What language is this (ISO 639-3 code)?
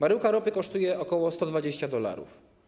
pol